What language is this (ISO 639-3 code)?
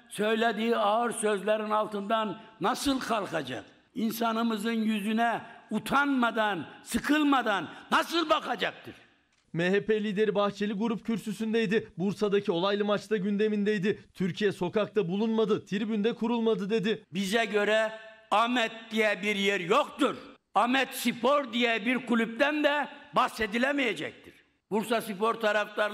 tur